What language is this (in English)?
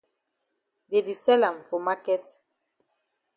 Cameroon Pidgin